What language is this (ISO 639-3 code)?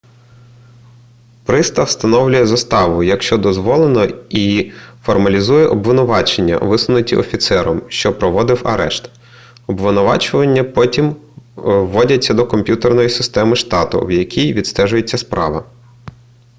ukr